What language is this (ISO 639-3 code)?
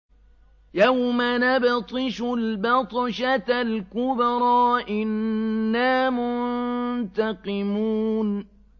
ara